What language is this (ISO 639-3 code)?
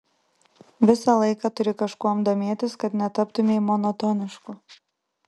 lit